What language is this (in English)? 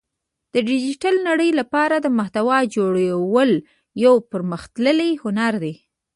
Pashto